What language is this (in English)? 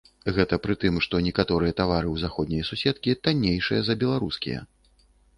Belarusian